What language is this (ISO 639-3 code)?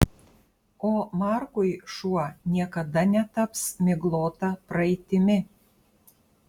lit